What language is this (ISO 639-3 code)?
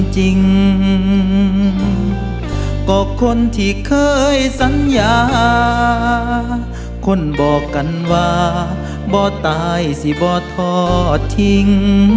tha